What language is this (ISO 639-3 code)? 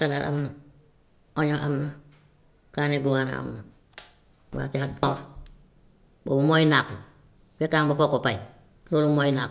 wof